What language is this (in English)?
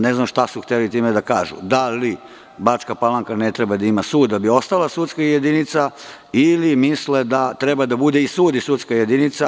Serbian